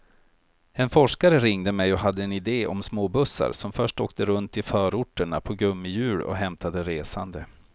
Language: Swedish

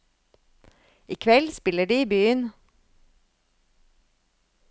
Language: Norwegian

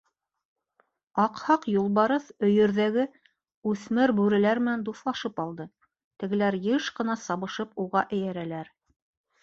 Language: Bashkir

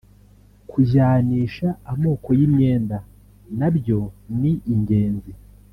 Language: Kinyarwanda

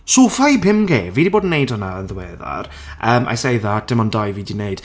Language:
Welsh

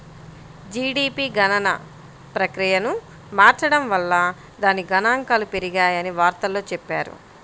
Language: Telugu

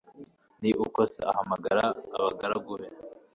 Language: Kinyarwanda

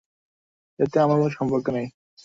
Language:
Bangla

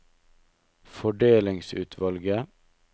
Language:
Norwegian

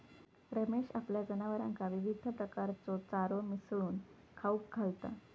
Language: Marathi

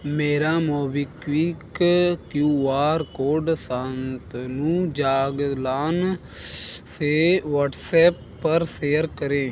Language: Hindi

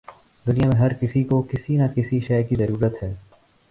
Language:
Urdu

